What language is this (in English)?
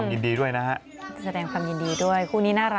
Thai